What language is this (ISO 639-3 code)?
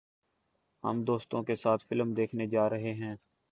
urd